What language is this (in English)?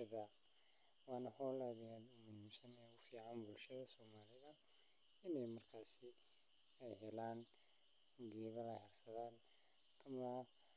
Somali